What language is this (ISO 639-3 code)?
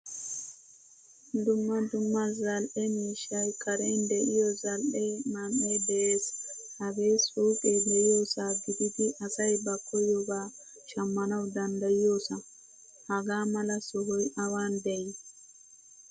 wal